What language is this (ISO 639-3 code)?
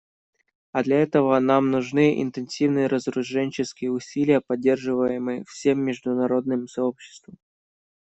rus